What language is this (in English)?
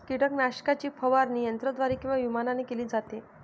Marathi